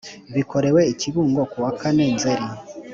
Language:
Kinyarwanda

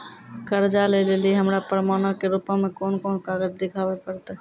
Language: Maithili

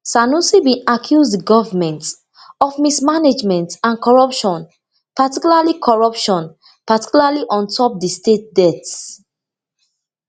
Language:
Nigerian Pidgin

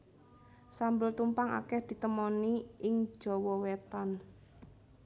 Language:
Javanese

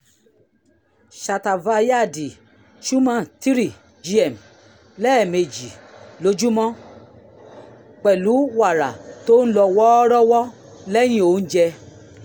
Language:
Yoruba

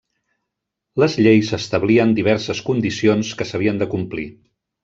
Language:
Catalan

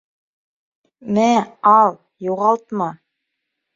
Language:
Bashkir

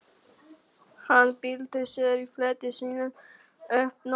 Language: Icelandic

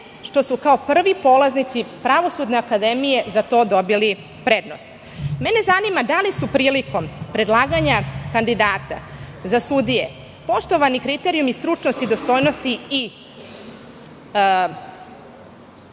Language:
Serbian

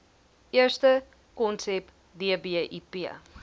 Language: Afrikaans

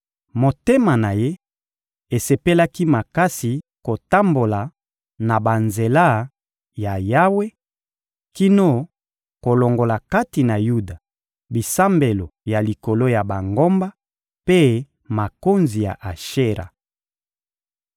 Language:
Lingala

